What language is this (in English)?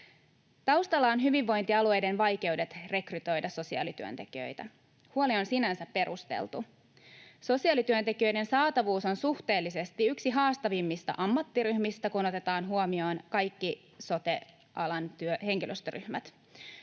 Finnish